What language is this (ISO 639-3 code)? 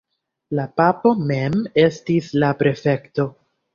epo